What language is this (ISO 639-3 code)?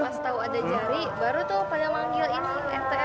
ind